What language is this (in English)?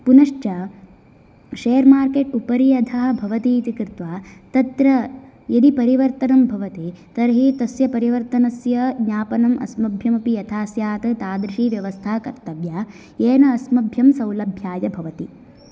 Sanskrit